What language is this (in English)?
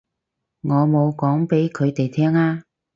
Cantonese